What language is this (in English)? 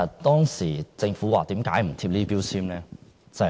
Cantonese